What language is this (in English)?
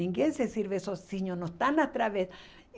Portuguese